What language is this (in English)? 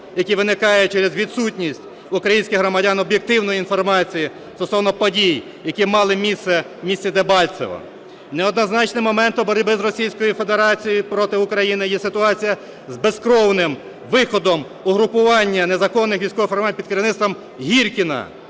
Ukrainian